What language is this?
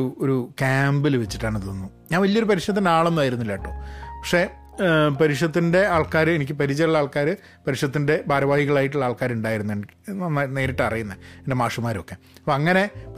Malayalam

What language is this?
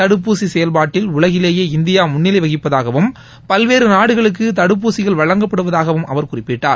Tamil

